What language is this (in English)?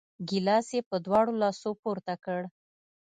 Pashto